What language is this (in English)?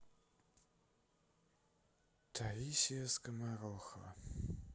Russian